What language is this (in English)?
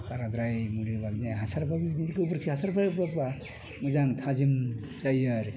Bodo